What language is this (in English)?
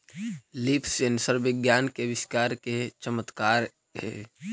Magahi